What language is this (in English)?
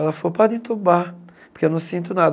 Portuguese